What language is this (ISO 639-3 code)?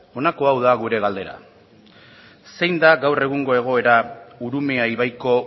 eus